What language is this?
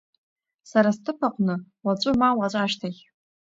Abkhazian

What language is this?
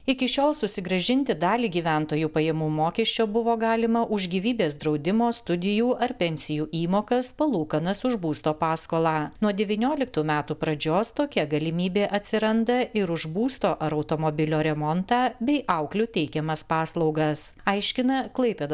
Lithuanian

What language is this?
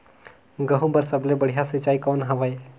Chhattisgarhi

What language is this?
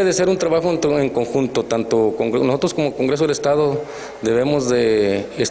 Spanish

